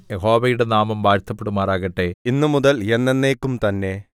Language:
Malayalam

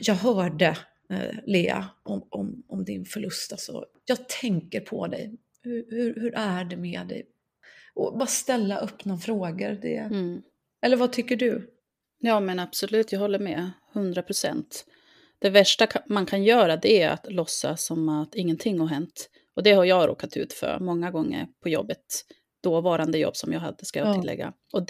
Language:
Swedish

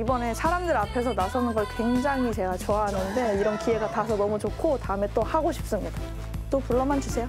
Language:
Korean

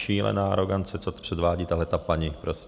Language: Czech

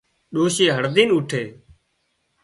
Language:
Wadiyara Koli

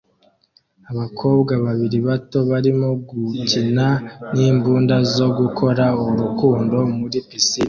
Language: Kinyarwanda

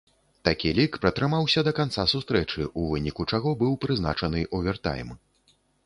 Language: Belarusian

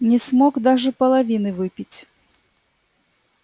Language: Russian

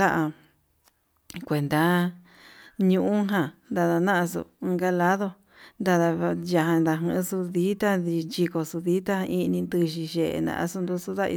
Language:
Yutanduchi Mixtec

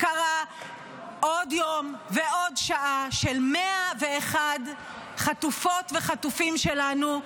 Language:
Hebrew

